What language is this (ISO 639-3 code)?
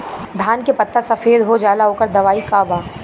bho